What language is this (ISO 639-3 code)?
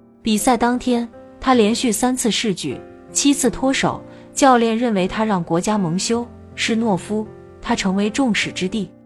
zho